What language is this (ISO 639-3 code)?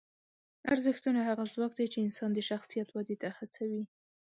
pus